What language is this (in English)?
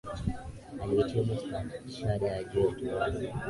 Swahili